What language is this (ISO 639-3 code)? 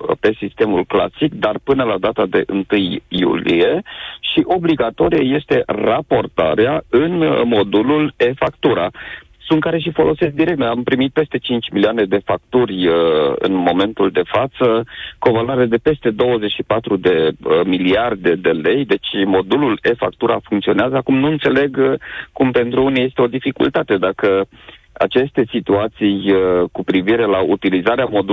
ron